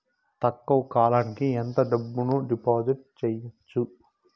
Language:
Telugu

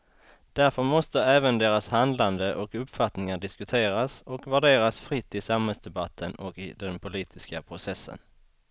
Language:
Swedish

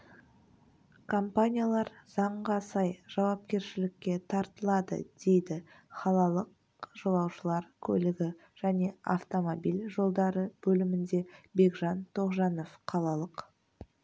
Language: Kazakh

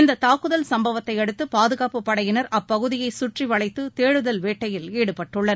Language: Tamil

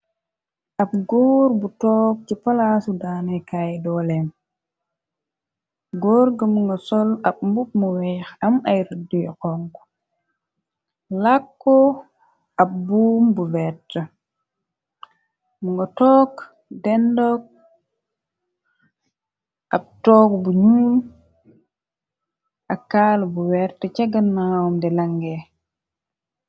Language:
Wolof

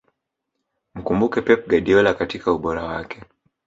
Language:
Swahili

